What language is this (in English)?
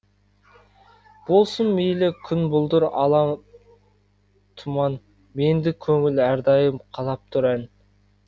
Kazakh